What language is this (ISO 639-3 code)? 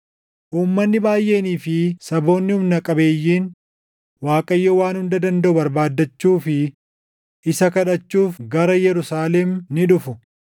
orm